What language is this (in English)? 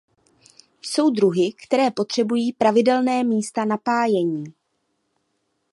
Czech